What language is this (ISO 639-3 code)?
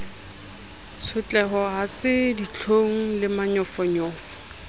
sot